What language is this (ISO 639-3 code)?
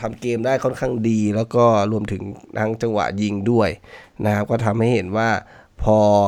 tha